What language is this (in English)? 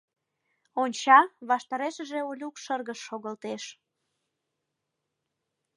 Mari